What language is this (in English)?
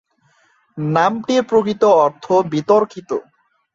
Bangla